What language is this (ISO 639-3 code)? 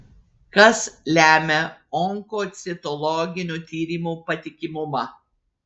lit